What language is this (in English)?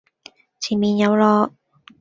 Cantonese